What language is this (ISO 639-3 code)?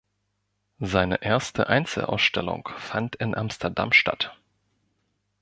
deu